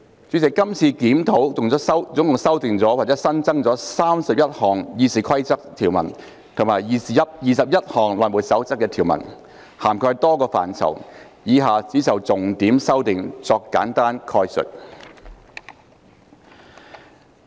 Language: Cantonese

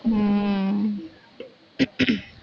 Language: Tamil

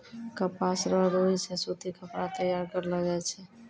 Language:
Maithili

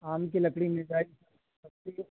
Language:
Urdu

